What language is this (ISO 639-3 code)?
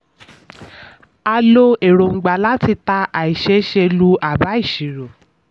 yor